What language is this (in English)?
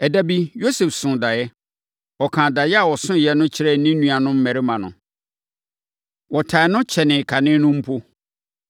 Akan